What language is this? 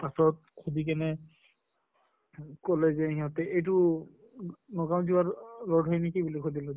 Assamese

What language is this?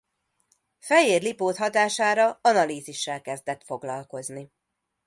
Hungarian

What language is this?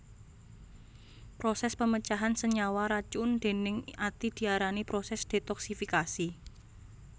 Javanese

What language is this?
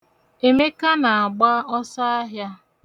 Igbo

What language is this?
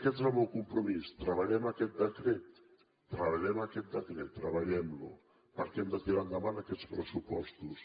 Catalan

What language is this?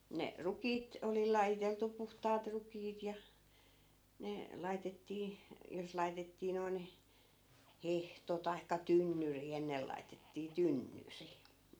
Finnish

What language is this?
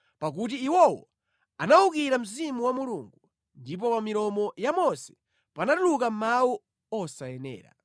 Nyanja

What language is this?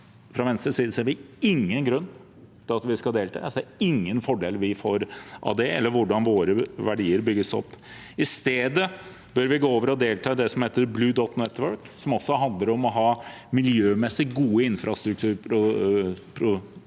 Norwegian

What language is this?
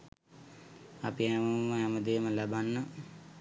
Sinhala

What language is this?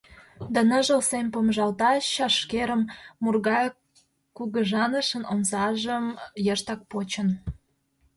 Mari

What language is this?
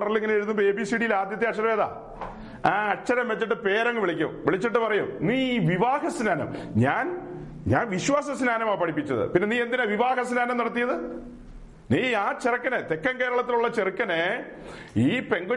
Malayalam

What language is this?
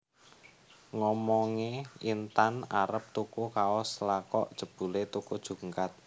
Javanese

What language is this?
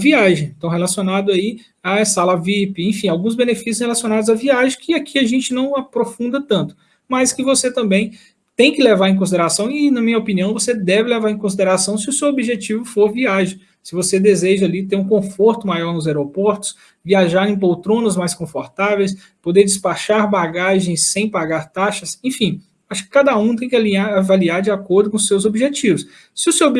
Portuguese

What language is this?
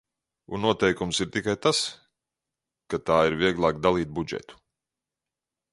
Latvian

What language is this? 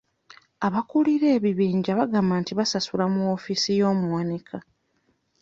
Ganda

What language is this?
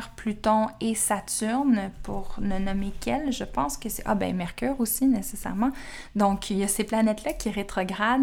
French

